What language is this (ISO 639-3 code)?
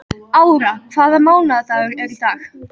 isl